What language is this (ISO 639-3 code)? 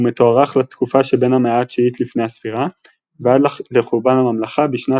heb